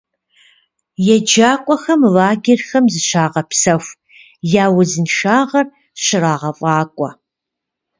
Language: Kabardian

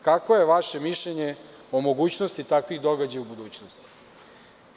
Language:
Serbian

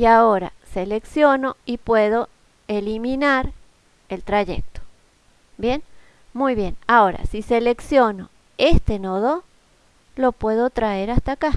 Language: Spanish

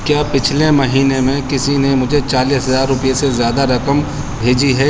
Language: Urdu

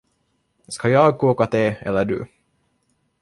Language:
Swedish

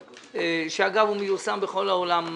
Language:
Hebrew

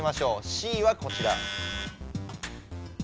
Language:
Japanese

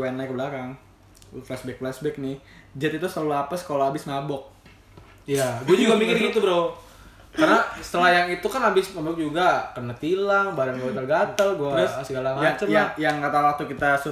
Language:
Indonesian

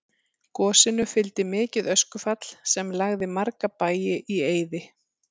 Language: Icelandic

